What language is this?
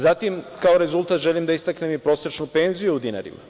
Serbian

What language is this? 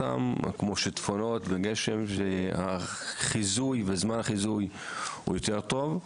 Hebrew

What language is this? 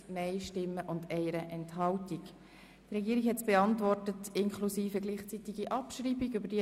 Swiss German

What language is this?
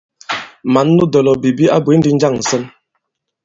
Bankon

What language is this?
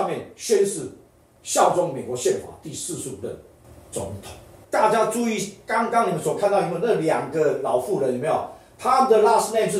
Chinese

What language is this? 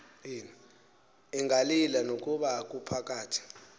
Xhosa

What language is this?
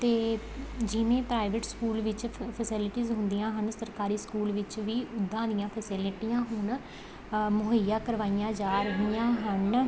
Punjabi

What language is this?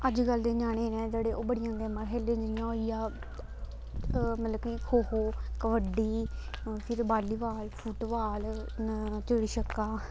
Dogri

